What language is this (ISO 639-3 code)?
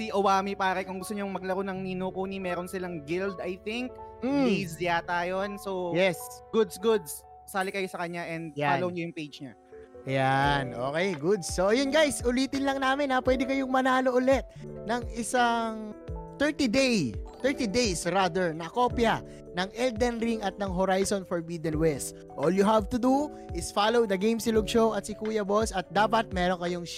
fil